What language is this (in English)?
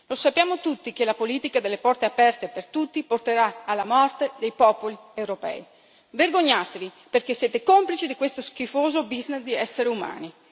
Italian